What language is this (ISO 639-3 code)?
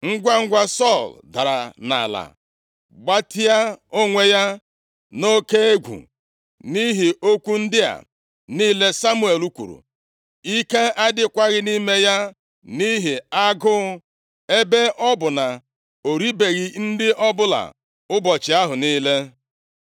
ibo